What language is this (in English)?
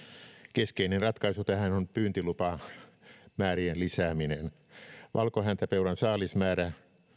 Finnish